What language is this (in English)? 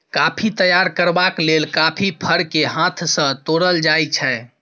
Maithili